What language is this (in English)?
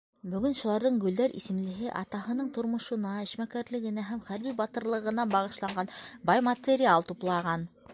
Bashkir